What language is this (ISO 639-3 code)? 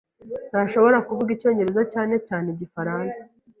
kin